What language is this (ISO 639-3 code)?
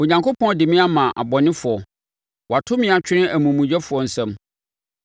aka